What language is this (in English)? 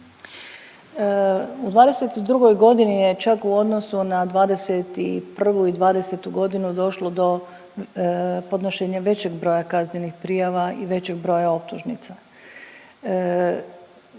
Croatian